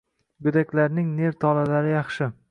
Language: Uzbek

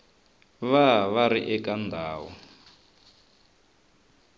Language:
Tsonga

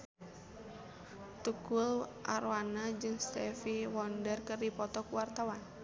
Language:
Sundanese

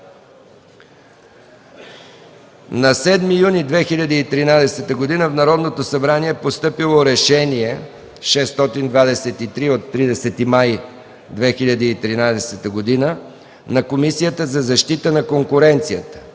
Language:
Bulgarian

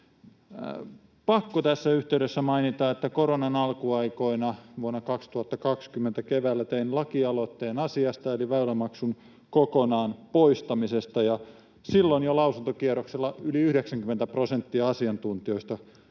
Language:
Finnish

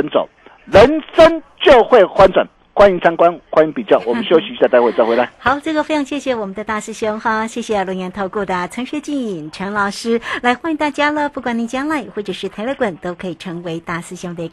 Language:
Chinese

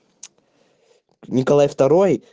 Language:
Russian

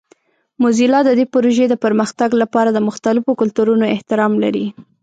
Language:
Pashto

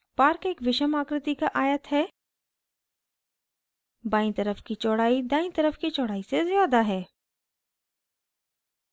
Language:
Hindi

